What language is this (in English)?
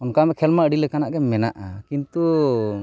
Santali